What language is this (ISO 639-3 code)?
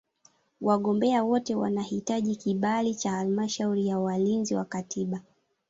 swa